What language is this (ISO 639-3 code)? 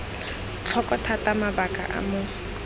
tsn